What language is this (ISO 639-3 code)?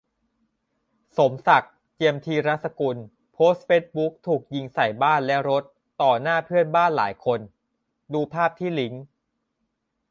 tha